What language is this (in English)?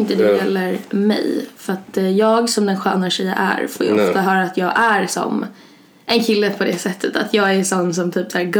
Swedish